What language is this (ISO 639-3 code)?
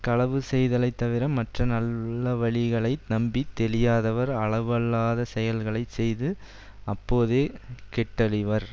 tam